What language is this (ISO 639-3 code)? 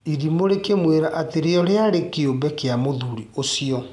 kik